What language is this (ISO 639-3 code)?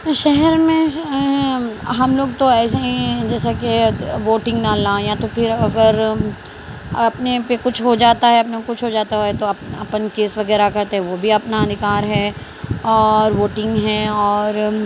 urd